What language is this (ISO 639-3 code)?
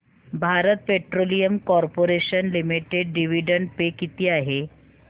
mar